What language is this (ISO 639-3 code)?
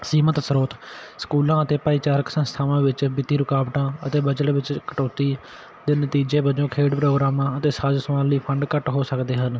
pan